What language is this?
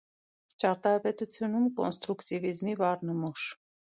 Armenian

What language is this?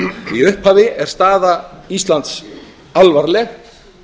Icelandic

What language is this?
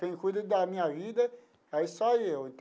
Portuguese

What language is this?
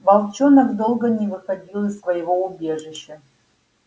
Russian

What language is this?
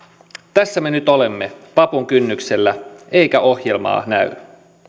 Finnish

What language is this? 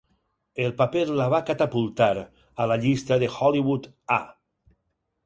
Catalan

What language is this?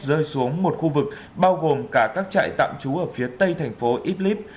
Vietnamese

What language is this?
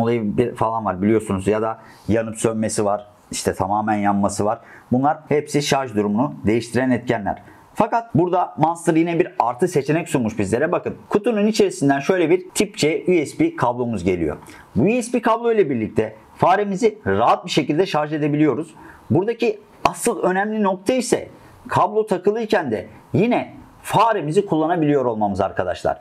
Turkish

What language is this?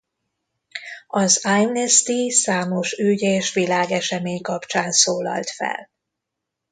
Hungarian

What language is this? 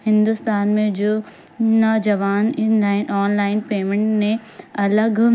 Urdu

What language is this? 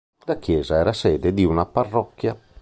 Italian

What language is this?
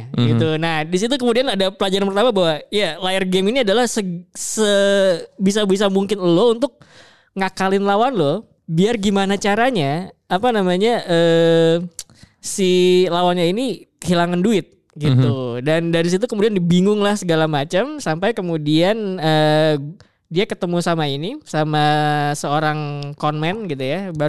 Indonesian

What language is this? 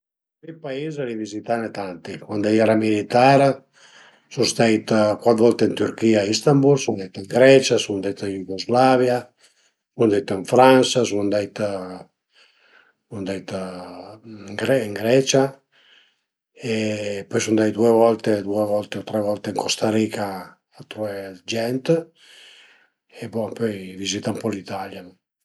Piedmontese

